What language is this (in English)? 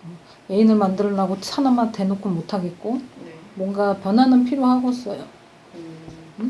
Korean